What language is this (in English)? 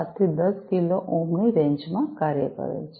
Gujarati